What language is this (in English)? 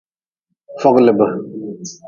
Nawdm